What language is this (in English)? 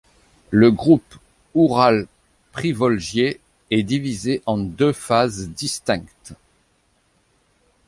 French